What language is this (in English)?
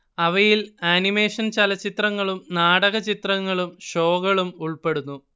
Malayalam